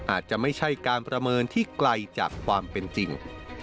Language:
Thai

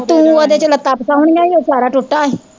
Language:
Punjabi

